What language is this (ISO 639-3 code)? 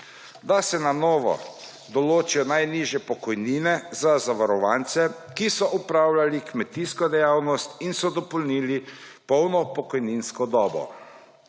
slv